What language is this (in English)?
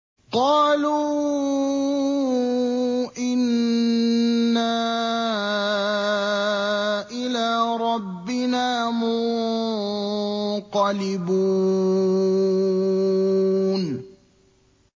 Arabic